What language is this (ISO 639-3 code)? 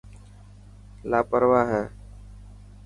mki